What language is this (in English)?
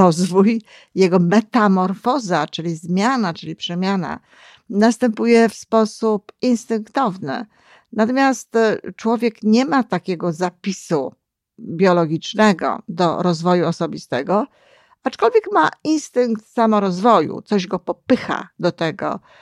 Polish